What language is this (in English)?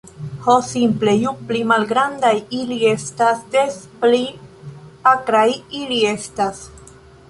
Esperanto